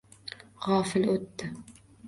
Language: Uzbek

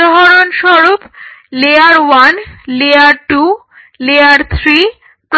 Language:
Bangla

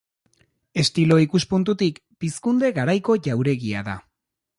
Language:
Basque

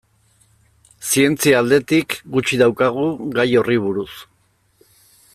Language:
Basque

